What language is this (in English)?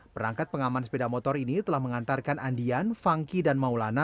Indonesian